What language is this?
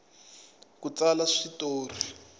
Tsonga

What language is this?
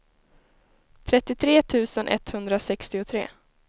Swedish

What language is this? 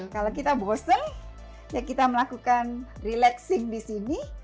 Indonesian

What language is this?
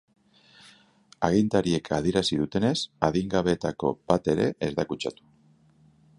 Basque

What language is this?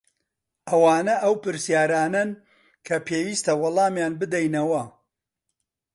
Central Kurdish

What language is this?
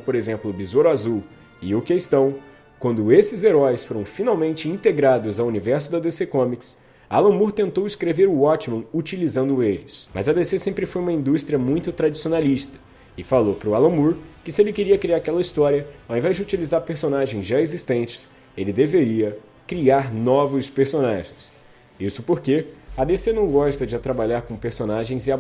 Portuguese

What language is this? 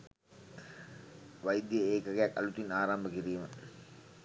Sinhala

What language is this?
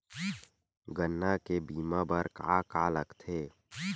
Chhattisgarhi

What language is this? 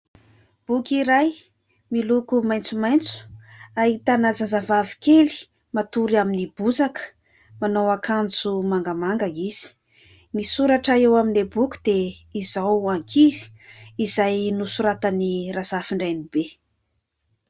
Malagasy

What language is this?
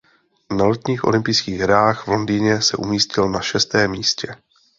Czech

